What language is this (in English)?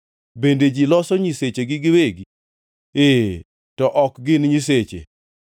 Luo (Kenya and Tanzania)